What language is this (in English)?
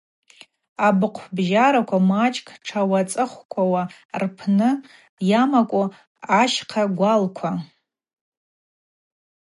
Abaza